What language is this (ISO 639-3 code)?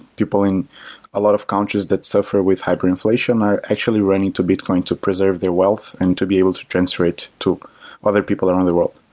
eng